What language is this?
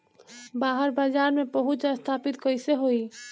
Bhojpuri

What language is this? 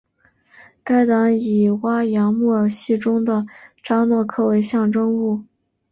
Chinese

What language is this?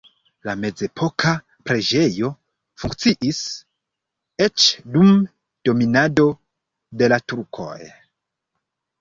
Esperanto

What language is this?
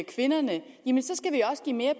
Danish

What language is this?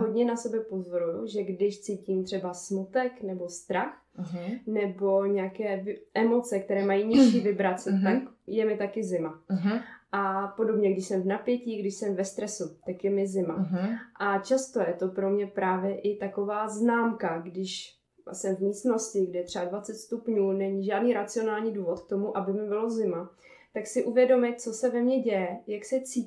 Czech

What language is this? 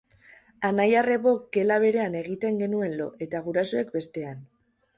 Basque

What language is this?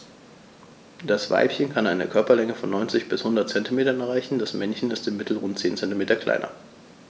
German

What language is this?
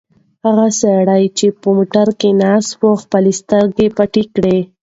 Pashto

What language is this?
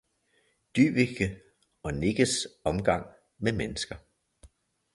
Danish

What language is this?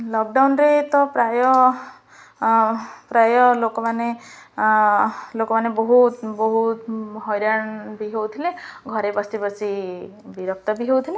Odia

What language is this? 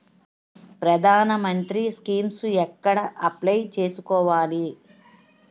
Telugu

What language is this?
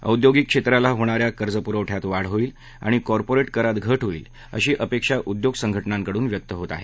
Marathi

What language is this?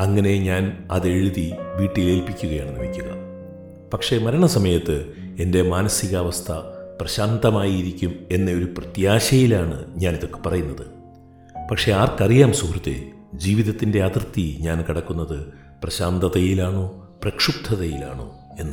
Malayalam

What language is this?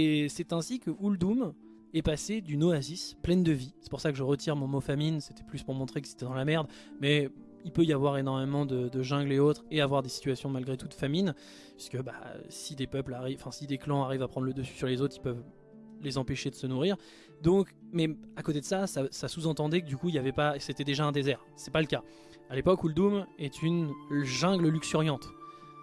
French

